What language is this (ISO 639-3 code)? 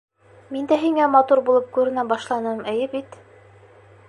bak